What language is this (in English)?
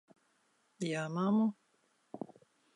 Latvian